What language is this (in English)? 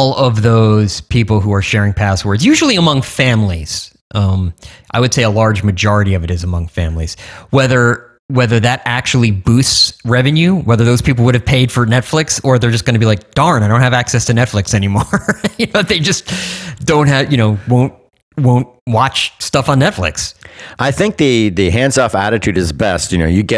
English